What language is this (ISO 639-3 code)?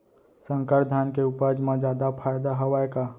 hne